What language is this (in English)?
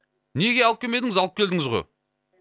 Kazakh